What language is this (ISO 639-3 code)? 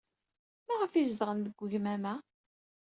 kab